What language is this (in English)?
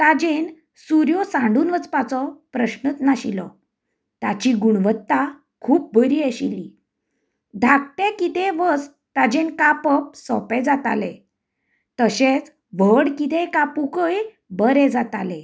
Konkani